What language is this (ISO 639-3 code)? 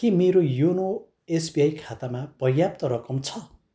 nep